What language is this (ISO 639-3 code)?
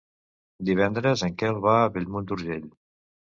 cat